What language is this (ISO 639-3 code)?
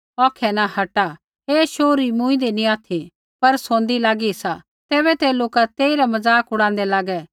kfx